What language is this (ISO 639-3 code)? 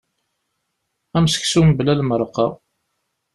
kab